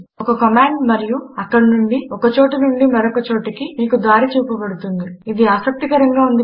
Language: Telugu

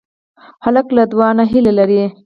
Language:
Pashto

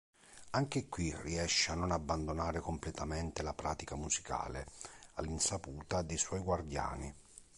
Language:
Italian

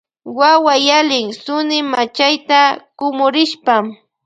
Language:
Loja Highland Quichua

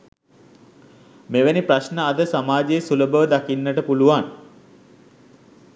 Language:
Sinhala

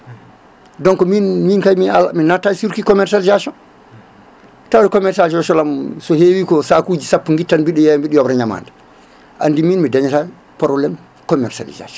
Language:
Fula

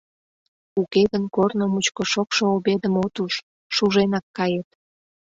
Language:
Mari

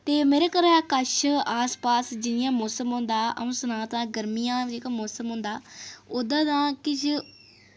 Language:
Dogri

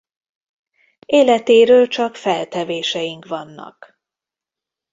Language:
Hungarian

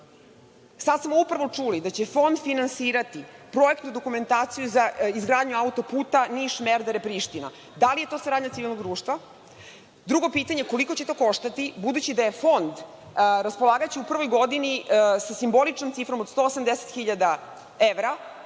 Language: Serbian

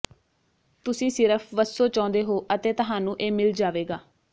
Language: Punjabi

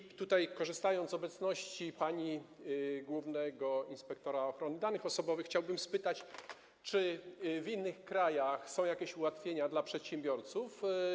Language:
Polish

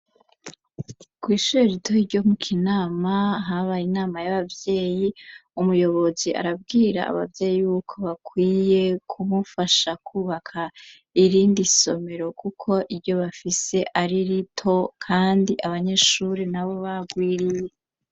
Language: Rundi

